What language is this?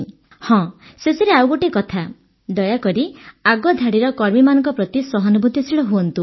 Odia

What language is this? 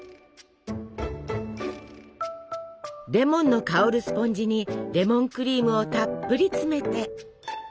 Japanese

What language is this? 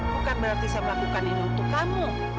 Indonesian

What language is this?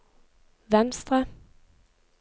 Norwegian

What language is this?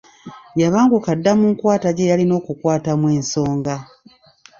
Ganda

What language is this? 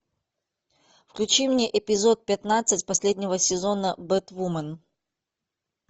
Russian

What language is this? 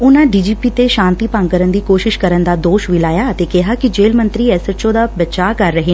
Punjabi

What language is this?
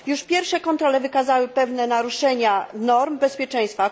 Polish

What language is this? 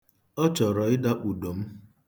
Igbo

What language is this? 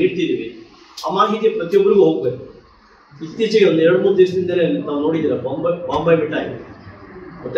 Kannada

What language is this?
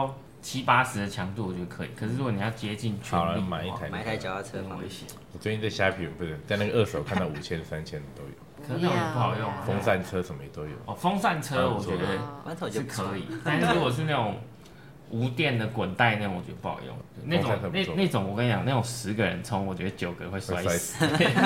Chinese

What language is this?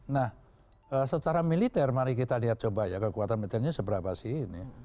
Indonesian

